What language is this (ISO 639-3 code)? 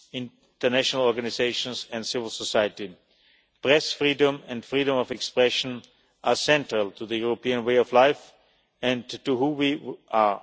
eng